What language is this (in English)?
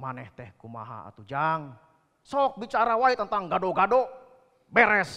Indonesian